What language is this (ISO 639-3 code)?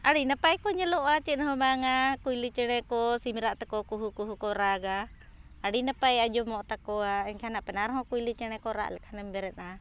sat